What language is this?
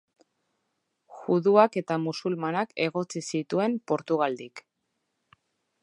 Basque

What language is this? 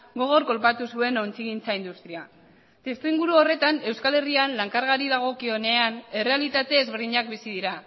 Basque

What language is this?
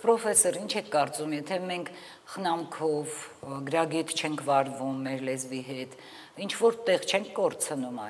Romanian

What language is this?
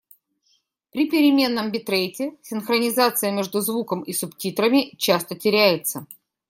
Russian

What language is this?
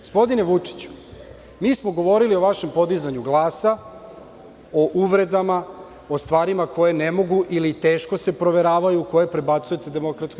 Serbian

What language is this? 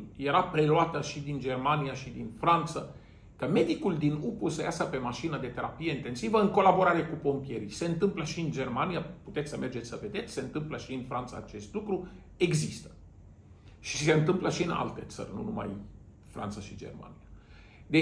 Romanian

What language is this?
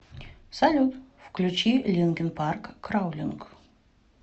Russian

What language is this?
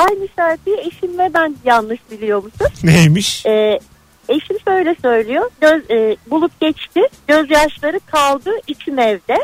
Turkish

